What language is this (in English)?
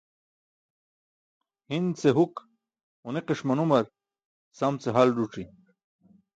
Burushaski